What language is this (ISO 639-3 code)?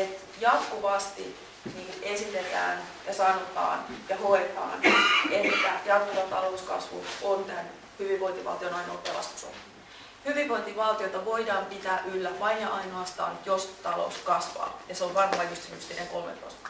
fin